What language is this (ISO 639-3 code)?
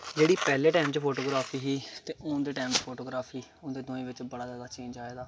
doi